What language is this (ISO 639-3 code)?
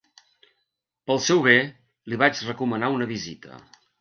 cat